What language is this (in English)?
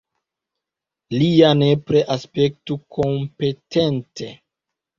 Esperanto